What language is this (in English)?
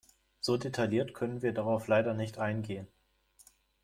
German